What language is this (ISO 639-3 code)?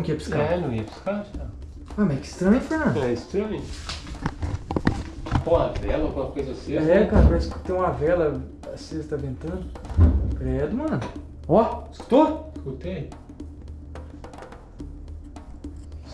por